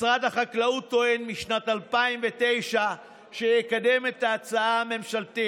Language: Hebrew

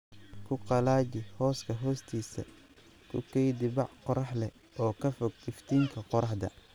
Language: Somali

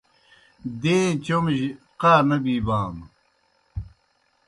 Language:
Kohistani Shina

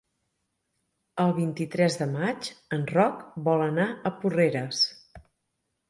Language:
Catalan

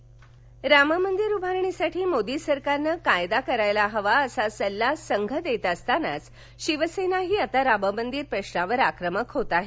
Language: Marathi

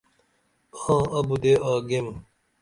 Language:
Dameli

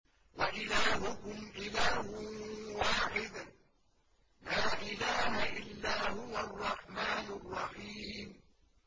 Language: Arabic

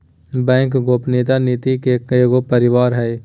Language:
Magahi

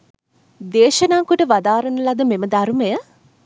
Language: Sinhala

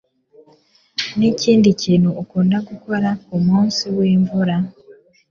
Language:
Kinyarwanda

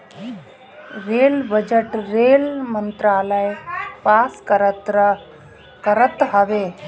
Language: Bhojpuri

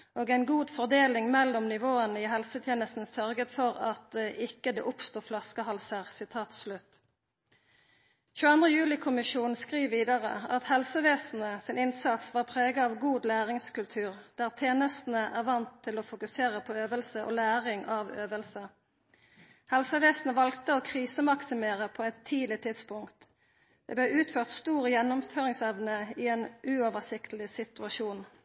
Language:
Norwegian Nynorsk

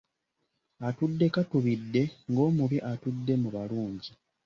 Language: Ganda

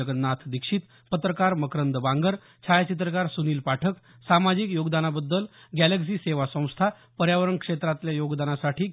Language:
Marathi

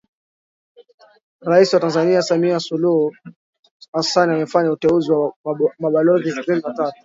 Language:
Swahili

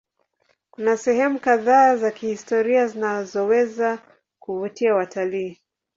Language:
Swahili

